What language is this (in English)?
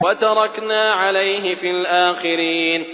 Arabic